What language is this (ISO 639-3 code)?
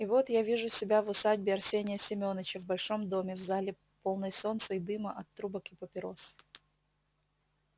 rus